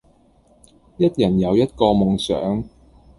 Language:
Cantonese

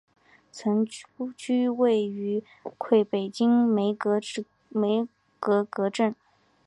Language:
Chinese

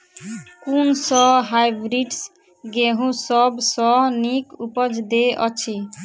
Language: Maithili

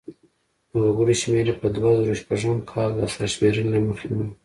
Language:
Pashto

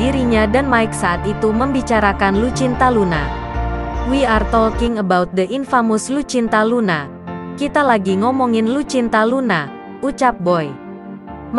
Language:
Indonesian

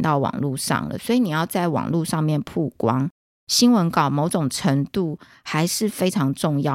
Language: Chinese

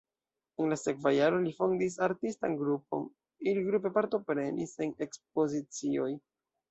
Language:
Esperanto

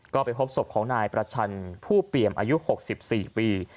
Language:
Thai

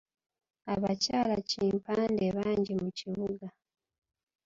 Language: Ganda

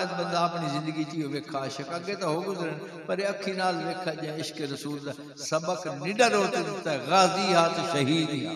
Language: Arabic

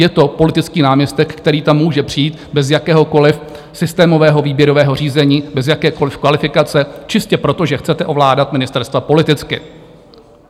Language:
Czech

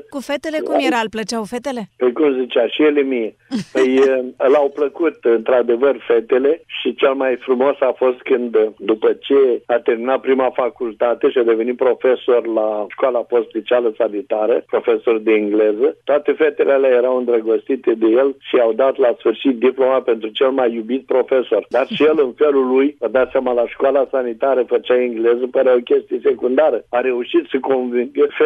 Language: Romanian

